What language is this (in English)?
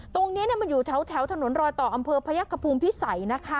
Thai